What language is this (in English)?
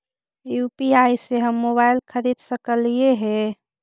Magahi